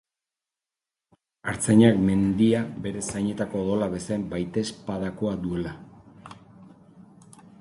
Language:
Basque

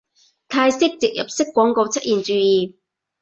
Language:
Cantonese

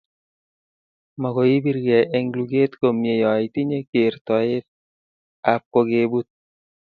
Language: Kalenjin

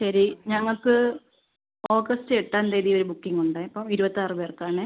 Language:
Malayalam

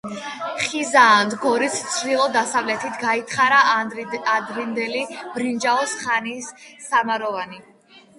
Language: Georgian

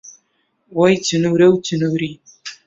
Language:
Central Kurdish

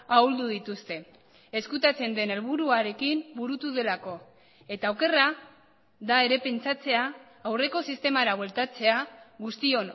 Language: Basque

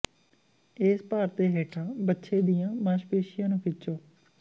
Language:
Punjabi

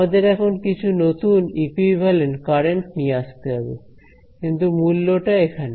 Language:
Bangla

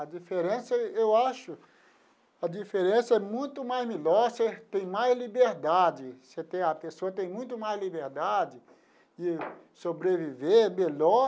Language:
Portuguese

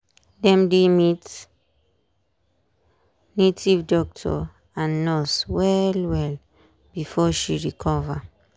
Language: Nigerian Pidgin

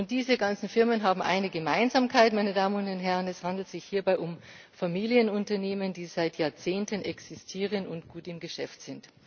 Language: German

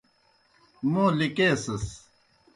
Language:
Kohistani Shina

